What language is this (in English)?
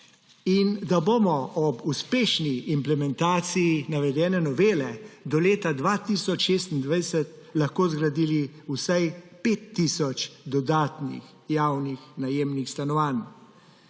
Slovenian